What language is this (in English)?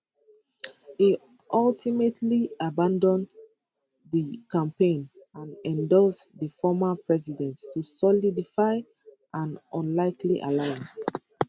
Nigerian Pidgin